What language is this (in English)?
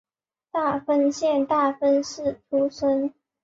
Chinese